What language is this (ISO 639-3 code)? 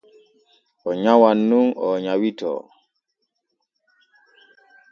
fue